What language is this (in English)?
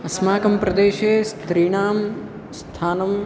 Sanskrit